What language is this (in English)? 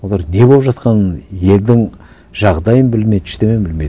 Kazakh